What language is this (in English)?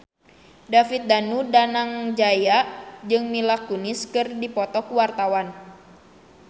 Sundanese